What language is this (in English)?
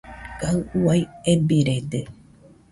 Nüpode Huitoto